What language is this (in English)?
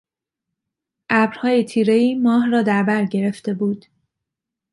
Persian